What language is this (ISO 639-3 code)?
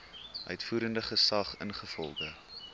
afr